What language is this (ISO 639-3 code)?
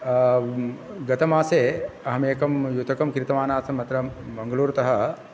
san